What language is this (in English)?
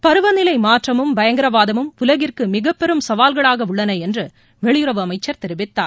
Tamil